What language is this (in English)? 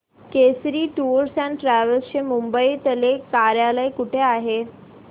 Marathi